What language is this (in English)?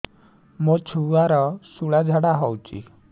Odia